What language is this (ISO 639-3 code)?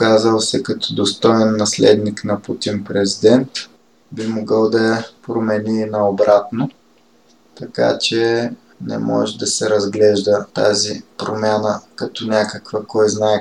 bul